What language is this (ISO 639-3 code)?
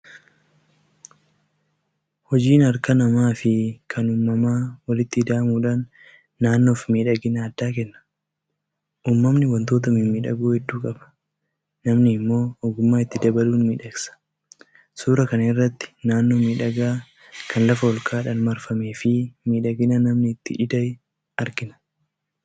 orm